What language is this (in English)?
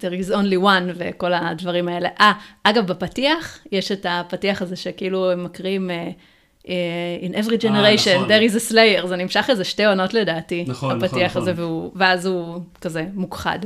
Hebrew